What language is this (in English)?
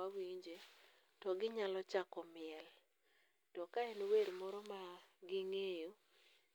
Luo (Kenya and Tanzania)